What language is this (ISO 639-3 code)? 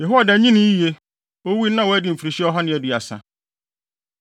aka